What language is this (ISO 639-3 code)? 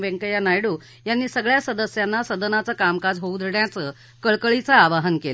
mar